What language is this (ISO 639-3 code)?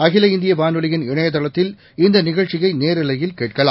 tam